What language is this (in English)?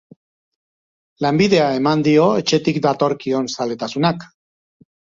Basque